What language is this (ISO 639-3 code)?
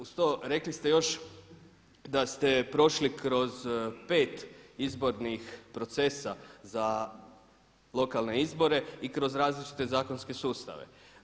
hrv